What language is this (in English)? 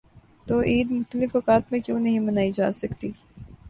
Urdu